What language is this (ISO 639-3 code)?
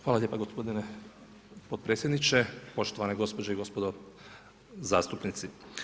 hrv